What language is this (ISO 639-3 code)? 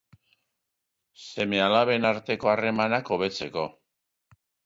eus